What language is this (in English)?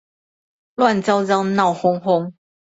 Chinese